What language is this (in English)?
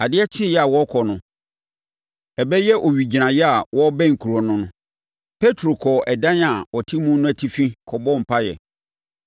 Akan